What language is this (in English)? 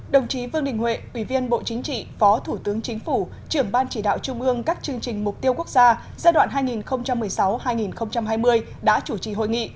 Vietnamese